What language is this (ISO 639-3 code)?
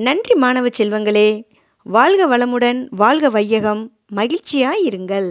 tam